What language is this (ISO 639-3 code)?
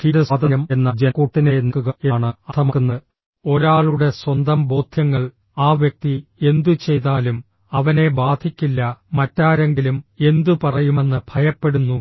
mal